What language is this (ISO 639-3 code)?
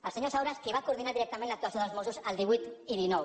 cat